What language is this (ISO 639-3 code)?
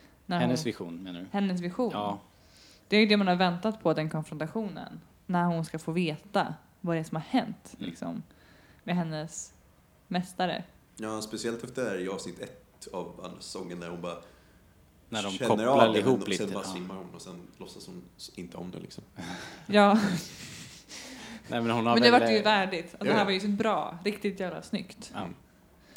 swe